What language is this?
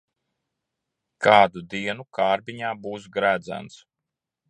Latvian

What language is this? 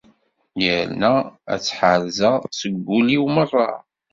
Kabyle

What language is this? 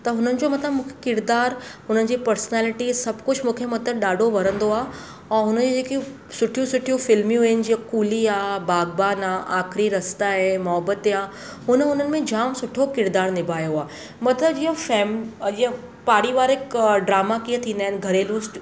Sindhi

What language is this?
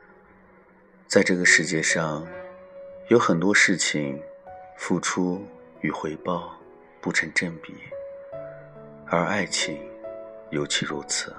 Chinese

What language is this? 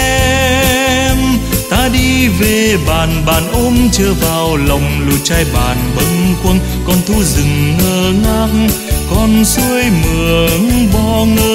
Vietnamese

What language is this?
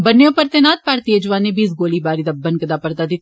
Dogri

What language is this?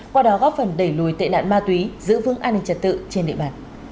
Vietnamese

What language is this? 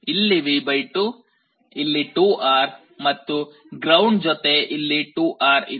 Kannada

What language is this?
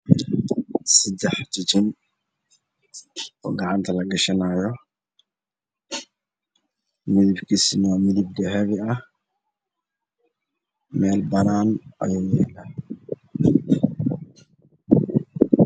Somali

